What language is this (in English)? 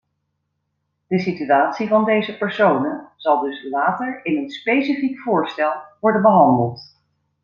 Dutch